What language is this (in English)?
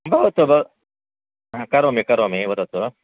Sanskrit